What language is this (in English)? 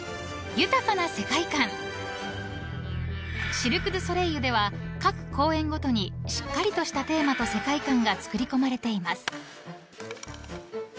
Japanese